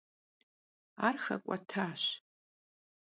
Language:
Kabardian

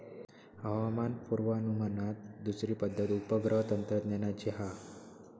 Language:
Marathi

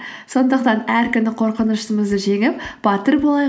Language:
Kazakh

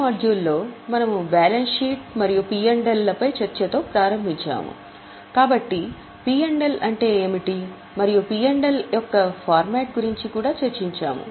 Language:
Telugu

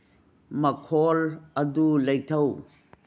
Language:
Manipuri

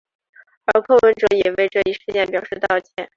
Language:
Chinese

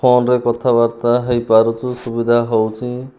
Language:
Odia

